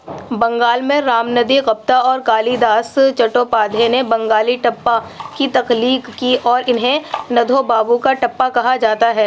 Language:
Urdu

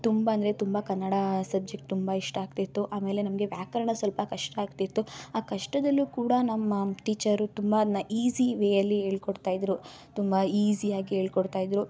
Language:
Kannada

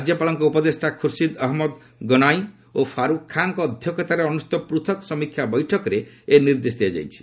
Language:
Odia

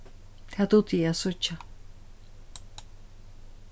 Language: Faroese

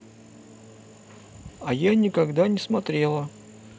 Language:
Russian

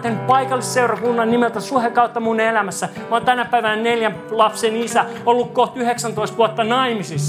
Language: Finnish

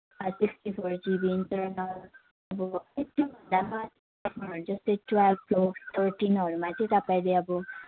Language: Nepali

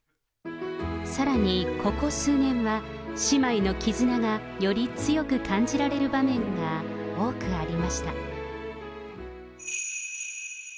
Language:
Japanese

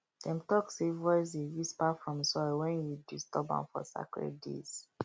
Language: Nigerian Pidgin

